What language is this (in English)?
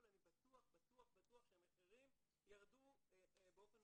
Hebrew